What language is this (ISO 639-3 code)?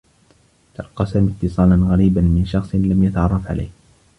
ara